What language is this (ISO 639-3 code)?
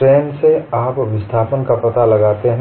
hin